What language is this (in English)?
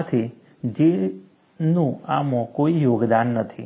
Gujarati